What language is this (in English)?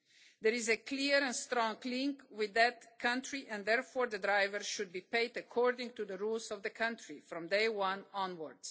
English